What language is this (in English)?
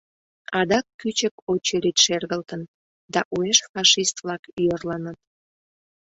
Mari